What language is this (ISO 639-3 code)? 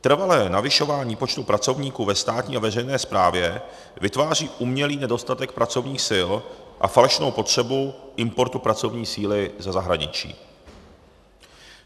ces